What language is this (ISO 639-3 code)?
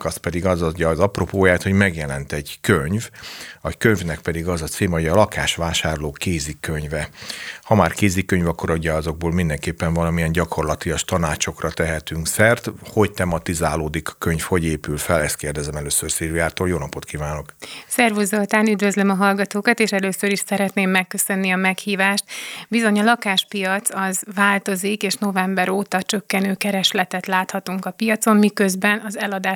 hun